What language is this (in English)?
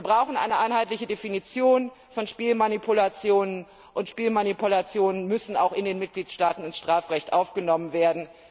German